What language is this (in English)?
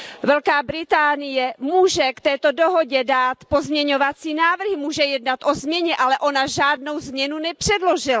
Czech